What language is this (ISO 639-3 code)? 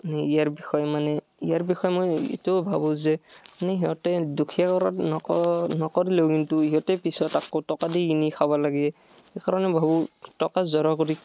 asm